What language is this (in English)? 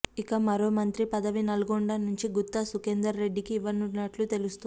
Telugu